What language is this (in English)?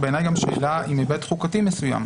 Hebrew